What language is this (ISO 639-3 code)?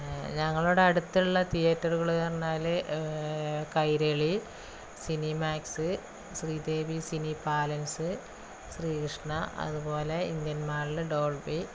mal